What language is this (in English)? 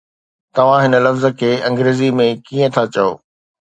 Sindhi